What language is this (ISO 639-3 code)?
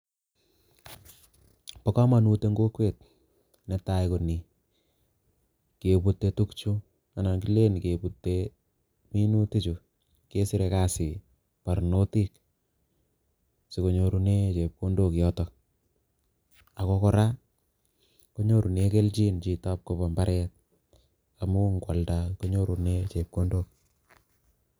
kln